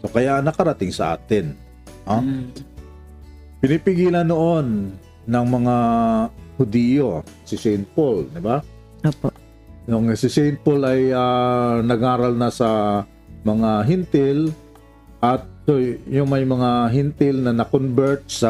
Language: Filipino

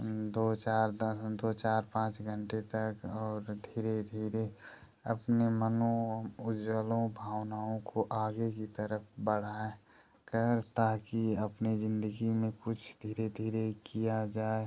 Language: Hindi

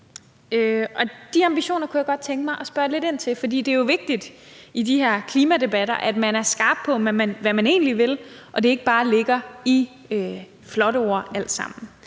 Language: Danish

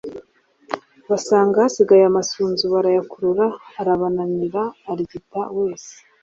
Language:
Kinyarwanda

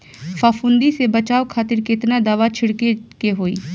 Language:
Bhojpuri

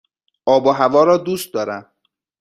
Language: Persian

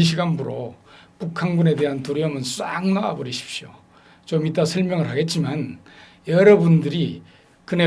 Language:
Korean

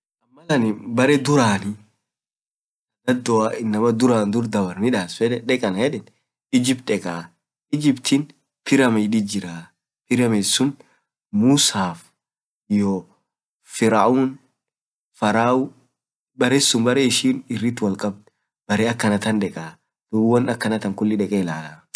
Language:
Orma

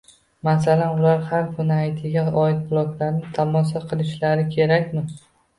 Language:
Uzbek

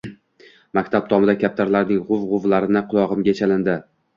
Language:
Uzbek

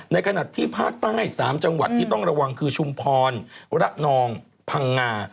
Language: Thai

